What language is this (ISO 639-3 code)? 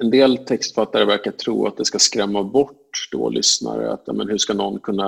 swe